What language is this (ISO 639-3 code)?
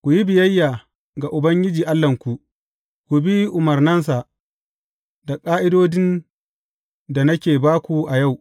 hau